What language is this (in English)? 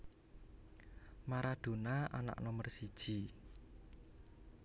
Javanese